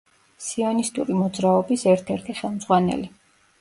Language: Georgian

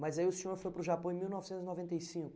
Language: Portuguese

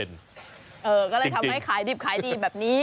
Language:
Thai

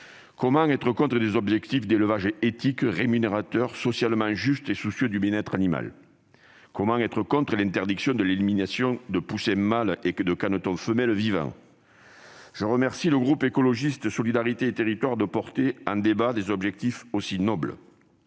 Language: French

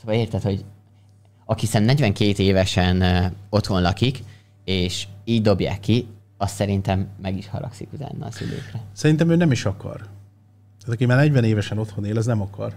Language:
Hungarian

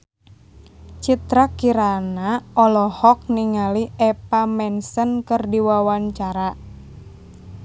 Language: Sundanese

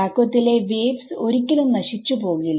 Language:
Malayalam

